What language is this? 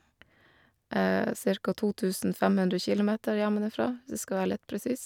Norwegian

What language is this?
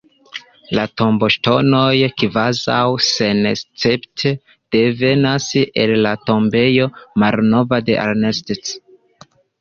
Esperanto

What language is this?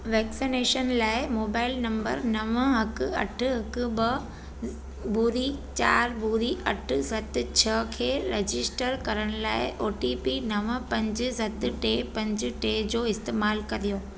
Sindhi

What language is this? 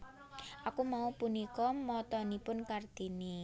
Javanese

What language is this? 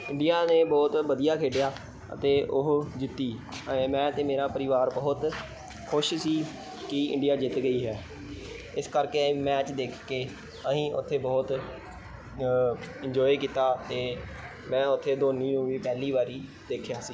Punjabi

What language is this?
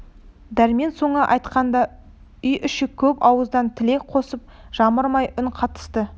Kazakh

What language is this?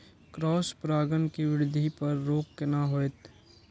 Maithili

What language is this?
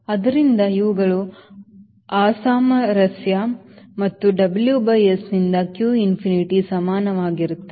Kannada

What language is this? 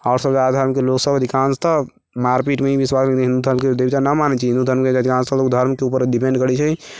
Maithili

